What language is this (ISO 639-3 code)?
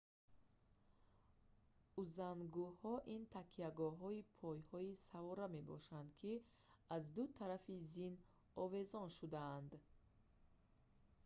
tgk